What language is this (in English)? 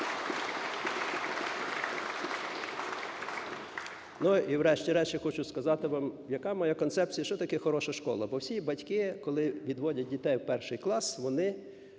Ukrainian